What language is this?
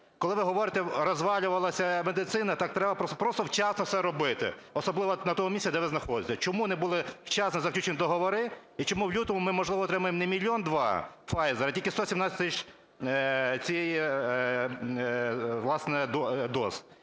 Ukrainian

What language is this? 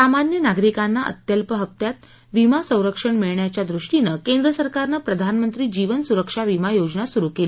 Marathi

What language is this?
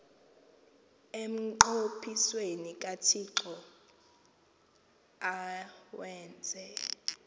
Xhosa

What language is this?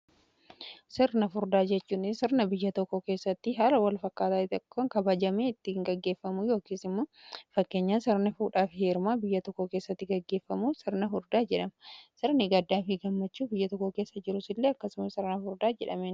Oromo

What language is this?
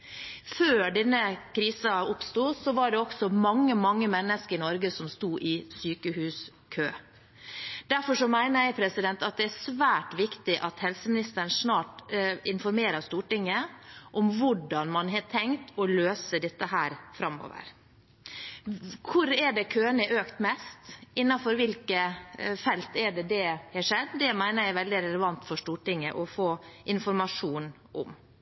Norwegian Bokmål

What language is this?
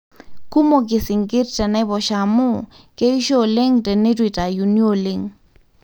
Masai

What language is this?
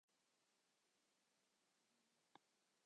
Welsh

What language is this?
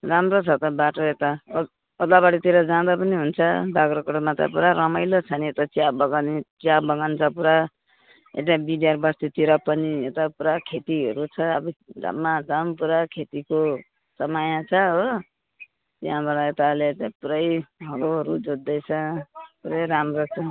Nepali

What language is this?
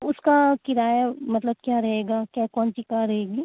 Urdu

